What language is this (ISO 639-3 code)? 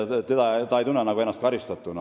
est